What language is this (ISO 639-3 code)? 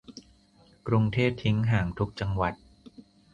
tha